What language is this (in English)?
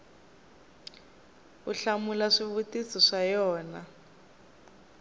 Tsonga